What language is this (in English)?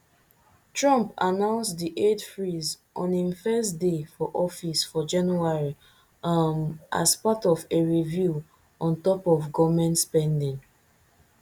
Nigerian Pidgin